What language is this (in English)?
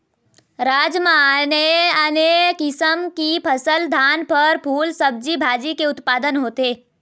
Chhattisgarhi